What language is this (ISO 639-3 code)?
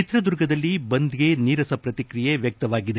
kan